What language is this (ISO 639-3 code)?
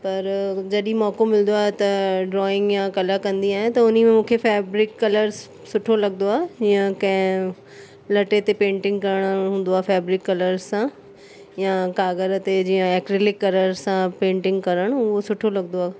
snd